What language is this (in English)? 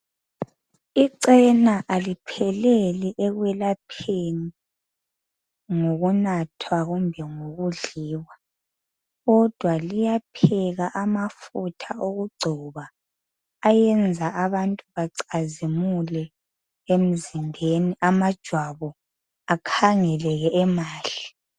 North Ndebele